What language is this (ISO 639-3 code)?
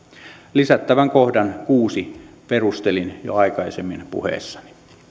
fin